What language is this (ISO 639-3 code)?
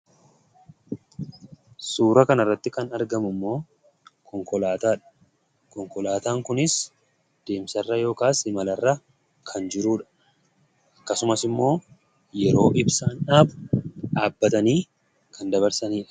orm